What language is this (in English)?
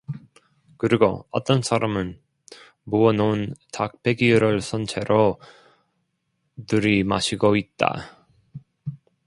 Korean